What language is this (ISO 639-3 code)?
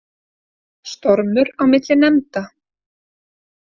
isl